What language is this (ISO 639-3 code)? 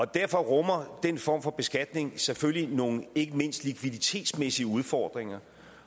dan